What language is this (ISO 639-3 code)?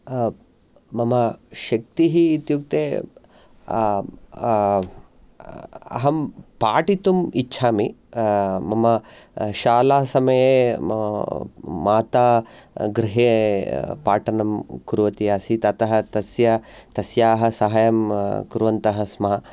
san